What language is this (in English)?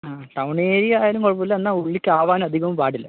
Malayalam